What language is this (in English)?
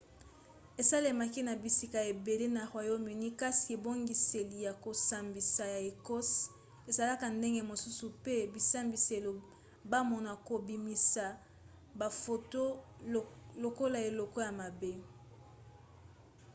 Lingala